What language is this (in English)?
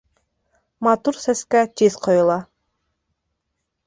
Bashkir